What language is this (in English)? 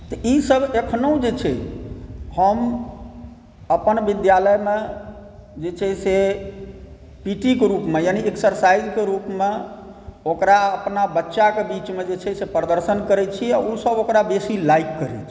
Maithili